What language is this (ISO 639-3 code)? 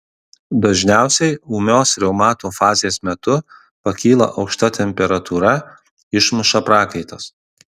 lit